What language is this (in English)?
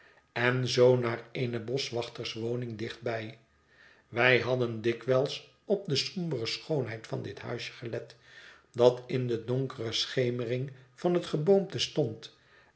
Dutch